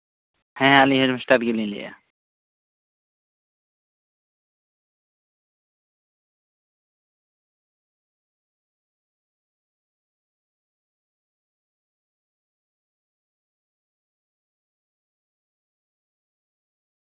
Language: Santali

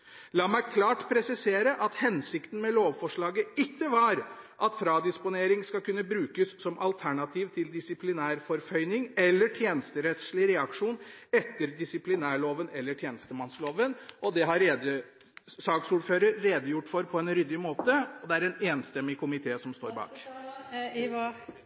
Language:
Norwegian Bokmål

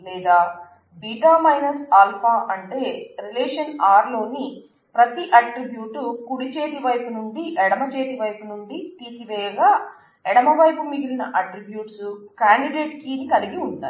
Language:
Telugu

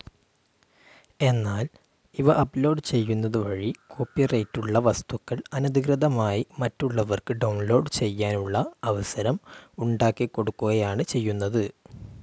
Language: Malayalam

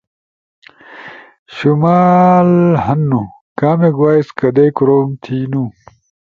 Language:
Ushojo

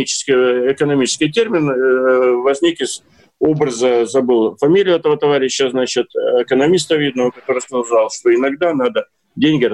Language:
Russian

